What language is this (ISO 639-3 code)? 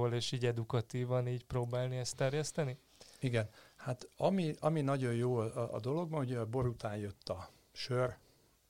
hun